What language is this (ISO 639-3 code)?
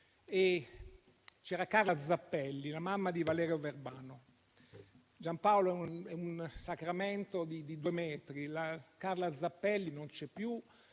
ita